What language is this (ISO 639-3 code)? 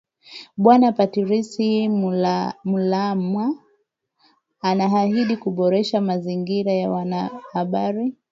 swa